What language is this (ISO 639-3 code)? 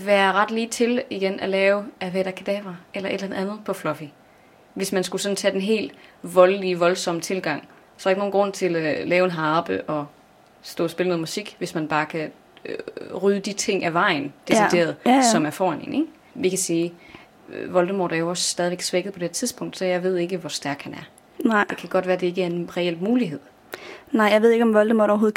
dan